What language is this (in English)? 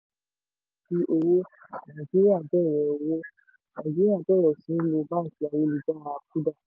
Yoruba